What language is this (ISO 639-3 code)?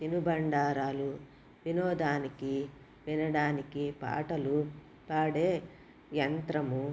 tel